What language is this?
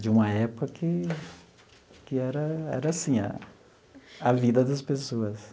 Portuguese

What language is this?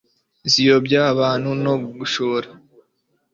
Kinyarwanda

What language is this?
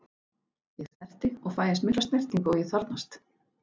Icelandic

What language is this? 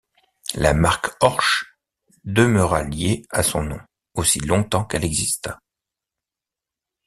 French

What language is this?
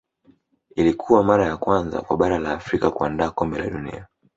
Swahili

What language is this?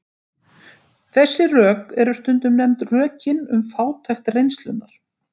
Icelandic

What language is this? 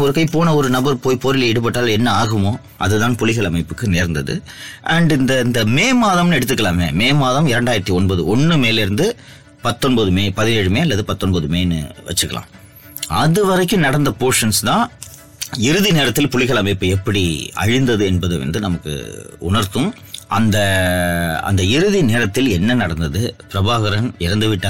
Tamil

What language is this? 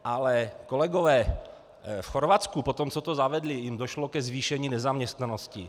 Czech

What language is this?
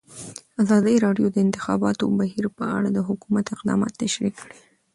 Pashto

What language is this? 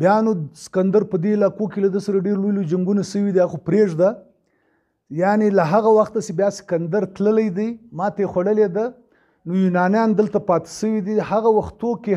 Romanian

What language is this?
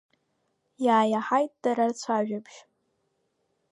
Abkhazian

